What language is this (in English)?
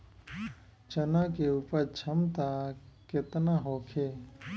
Bhojpuri